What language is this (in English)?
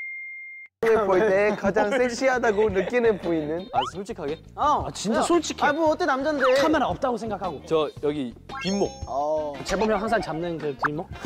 Korean